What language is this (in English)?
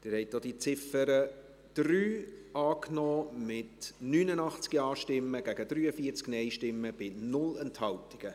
Swiss German